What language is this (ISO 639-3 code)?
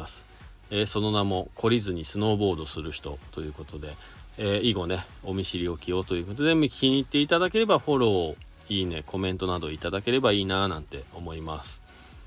jpn